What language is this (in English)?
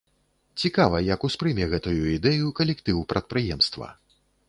Belarusian